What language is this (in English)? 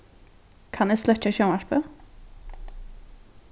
Faroese